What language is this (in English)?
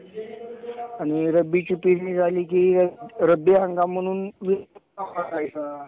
Marathi